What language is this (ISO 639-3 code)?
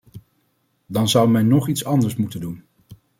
nld